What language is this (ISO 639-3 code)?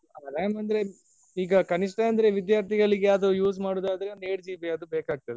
kan